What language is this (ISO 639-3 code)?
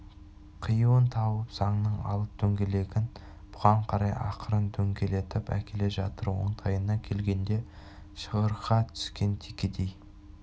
kaz